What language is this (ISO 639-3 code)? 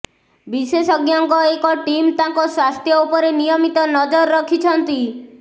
ori